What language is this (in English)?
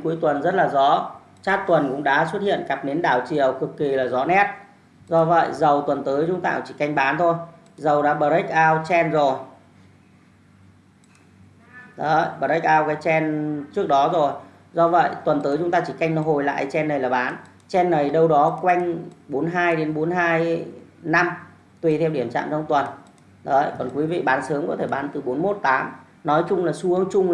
Vietnamese